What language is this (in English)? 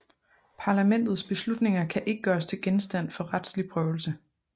Danish